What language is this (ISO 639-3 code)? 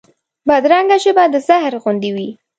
pus